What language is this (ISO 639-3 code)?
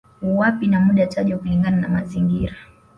swa